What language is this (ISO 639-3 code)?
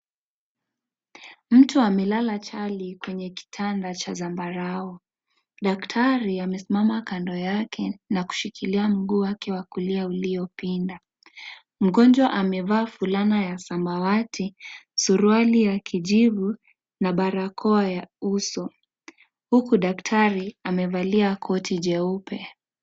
swa